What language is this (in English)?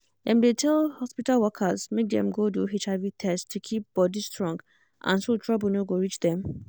Nigerian Pidgin